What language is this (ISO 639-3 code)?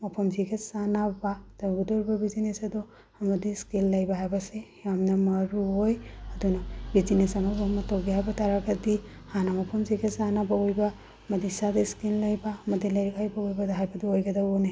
mni